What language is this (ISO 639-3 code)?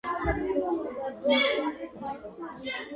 kat